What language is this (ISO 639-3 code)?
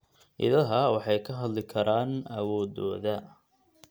som